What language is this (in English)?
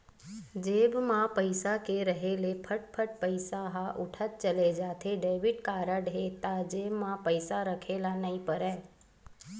Chhattisgarhi